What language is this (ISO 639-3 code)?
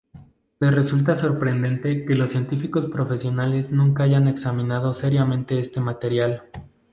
spa